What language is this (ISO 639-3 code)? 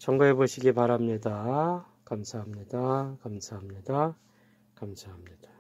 kor